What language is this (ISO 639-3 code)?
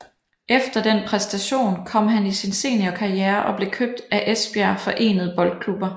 dan